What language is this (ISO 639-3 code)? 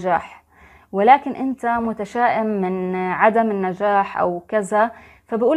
ara